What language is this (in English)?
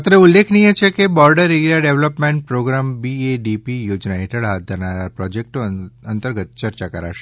Gujarati